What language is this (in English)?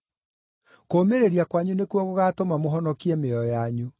Kikuyu